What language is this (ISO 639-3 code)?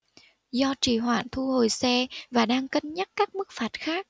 vie